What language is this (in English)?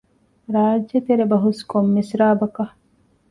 Divehi